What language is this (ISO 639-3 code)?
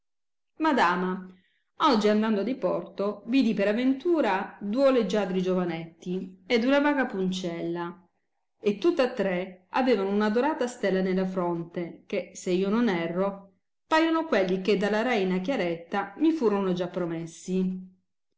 ita